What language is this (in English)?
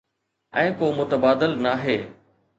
Sindhi